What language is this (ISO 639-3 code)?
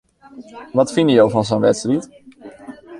fry